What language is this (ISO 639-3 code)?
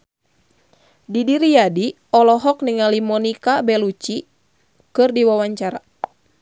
sun